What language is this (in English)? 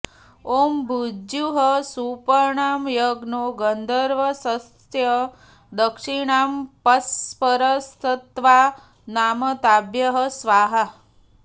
Sanskrit